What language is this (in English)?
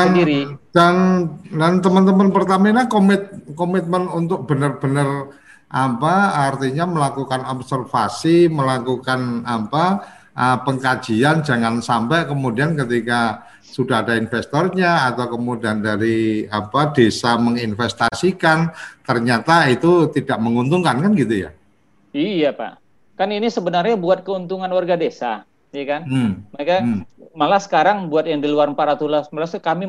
Indonesian